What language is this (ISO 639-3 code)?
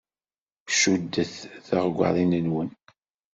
kab